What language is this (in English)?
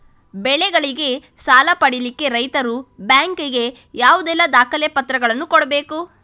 Kannada